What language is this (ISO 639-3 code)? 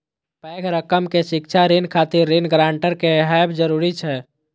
mai